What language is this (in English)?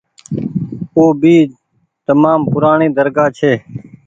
Goaria